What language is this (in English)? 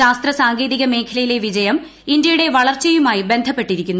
Malayalam